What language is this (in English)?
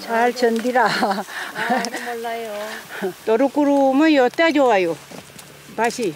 Korean